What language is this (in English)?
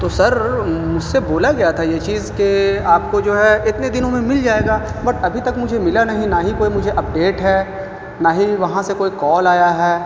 Urdu